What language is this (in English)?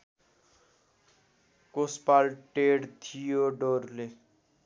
Nepali